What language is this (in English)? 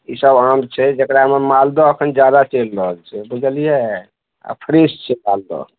Maithili